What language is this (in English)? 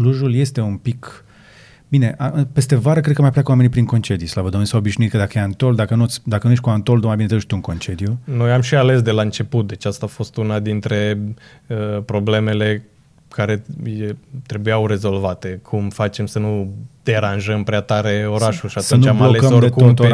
Romanian